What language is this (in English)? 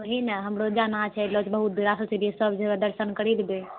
Maithili